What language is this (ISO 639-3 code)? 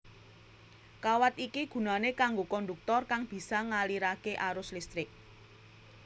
jav